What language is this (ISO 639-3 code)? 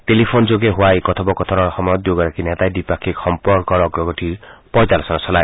asm